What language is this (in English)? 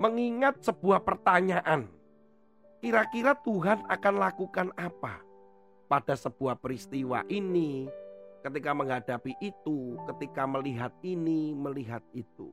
Indonesian